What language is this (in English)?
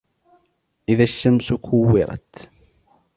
Arabic